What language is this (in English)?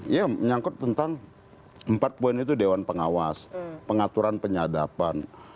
Indonesian